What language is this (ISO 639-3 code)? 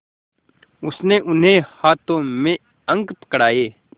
hin